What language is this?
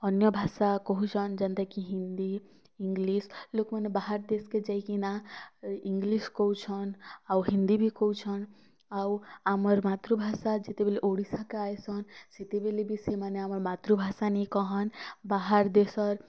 Odia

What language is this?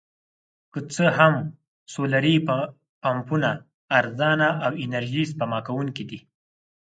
Pashto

